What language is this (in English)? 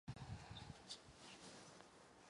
Czech